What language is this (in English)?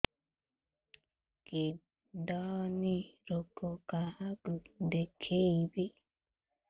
Odia